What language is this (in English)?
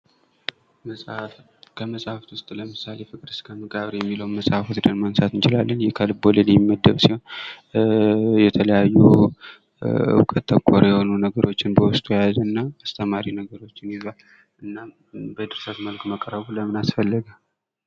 Amharic